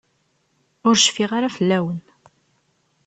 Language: Kabyle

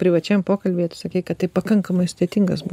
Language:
Lithuanian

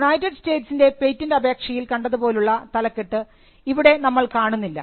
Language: Malayalam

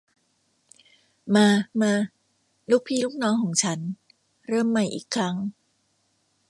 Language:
Thai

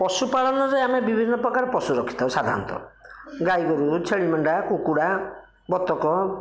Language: Odia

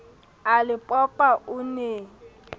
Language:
Southern Sotho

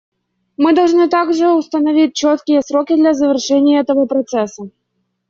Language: Russian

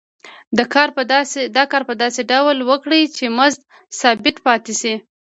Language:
Pashto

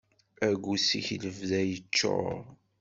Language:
Kabyle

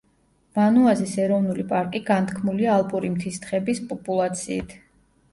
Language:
Georgian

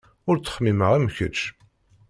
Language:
Kabyle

